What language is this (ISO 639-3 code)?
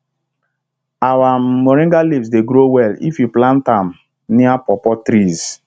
pcm